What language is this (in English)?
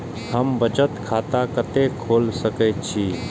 Maithili